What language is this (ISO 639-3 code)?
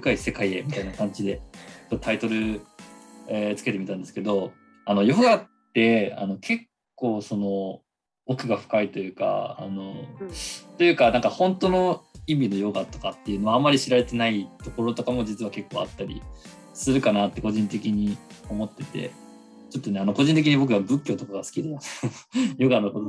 jpn